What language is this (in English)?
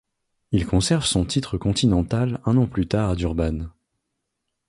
French